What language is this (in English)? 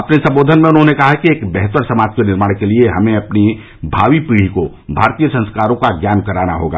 Hindi